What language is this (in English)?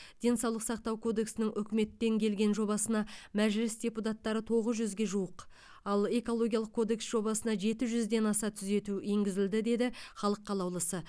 Kazakh